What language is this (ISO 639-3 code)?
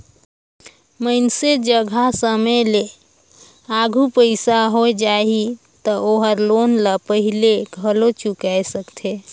hne